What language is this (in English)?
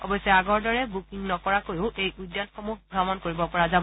Assamese